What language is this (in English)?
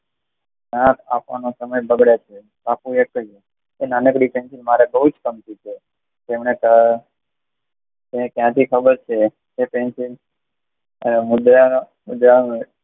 Gujarati